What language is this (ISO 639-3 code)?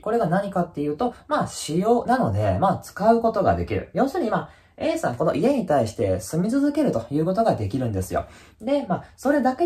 jpn